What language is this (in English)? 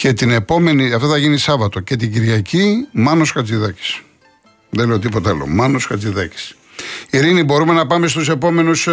Greek